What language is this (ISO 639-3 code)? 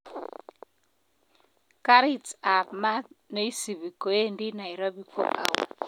kln